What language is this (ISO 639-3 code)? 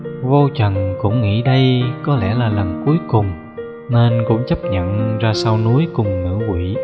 vie